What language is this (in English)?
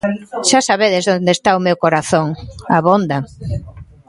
Galician